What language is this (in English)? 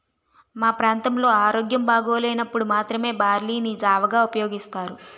Telugu